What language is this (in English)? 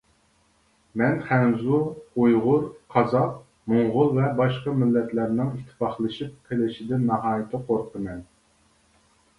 Uyghur